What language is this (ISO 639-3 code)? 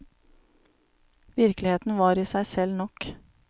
nor